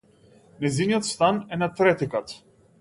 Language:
Macedonian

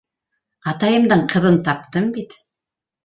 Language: Bashkir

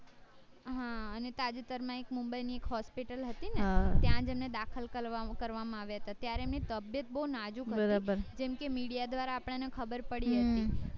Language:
Gujarati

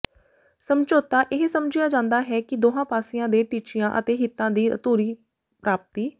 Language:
Punjabi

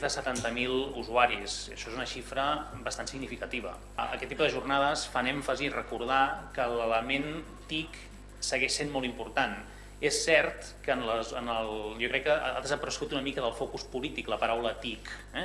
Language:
Catalan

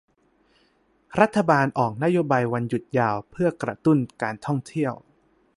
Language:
Thai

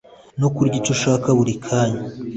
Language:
Kinyarwanda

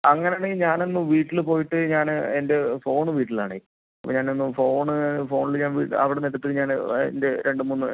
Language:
Malayalam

